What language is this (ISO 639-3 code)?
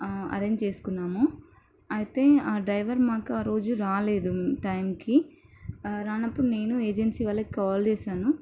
tel